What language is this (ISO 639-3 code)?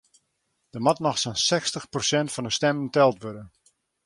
fry